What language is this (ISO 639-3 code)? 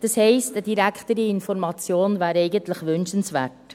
gsw